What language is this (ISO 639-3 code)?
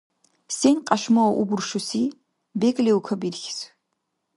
dar